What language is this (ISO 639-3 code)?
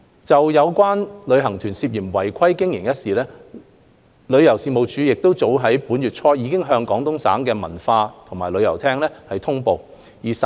yue